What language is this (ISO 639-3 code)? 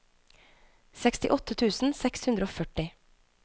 nor